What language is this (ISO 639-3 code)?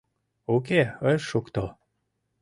chm